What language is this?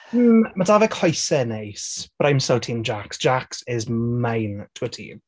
Welsh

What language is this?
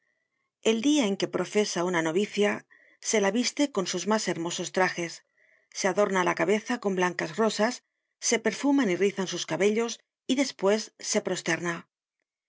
Spanish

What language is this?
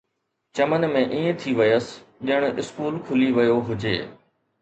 Sindhi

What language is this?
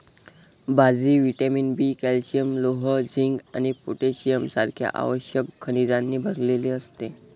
Marathi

